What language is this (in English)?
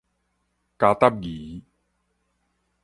Min Nan Chinese